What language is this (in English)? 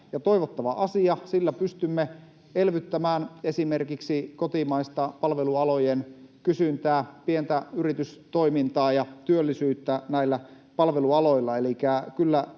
Finnish